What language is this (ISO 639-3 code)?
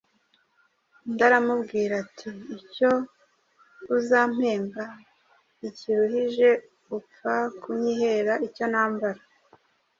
kin